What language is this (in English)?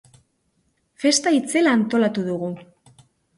Basque